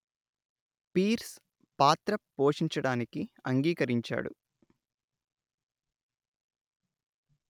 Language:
Telugu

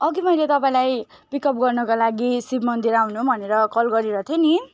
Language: Nepali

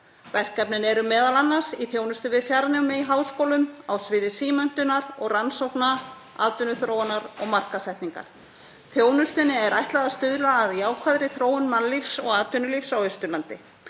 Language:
Icelandic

